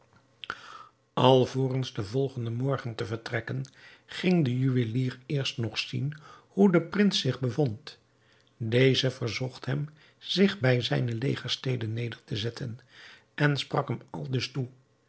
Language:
Dutch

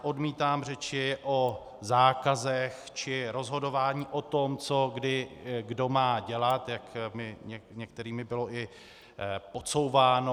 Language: Czech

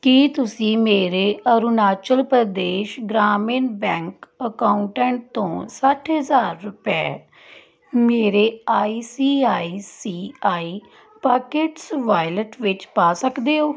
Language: Punjabi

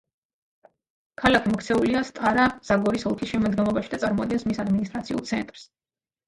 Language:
Georgian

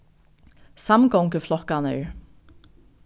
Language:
Faroese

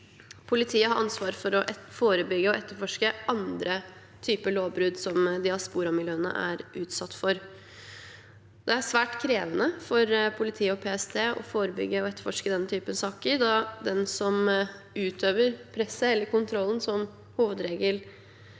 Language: Norwegian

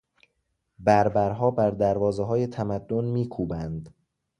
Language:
Persian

